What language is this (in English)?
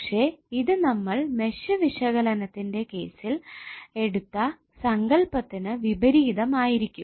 Malayalam